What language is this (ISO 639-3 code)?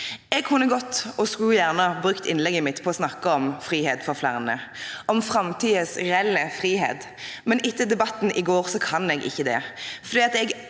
nor